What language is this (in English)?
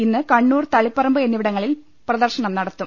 Malayalam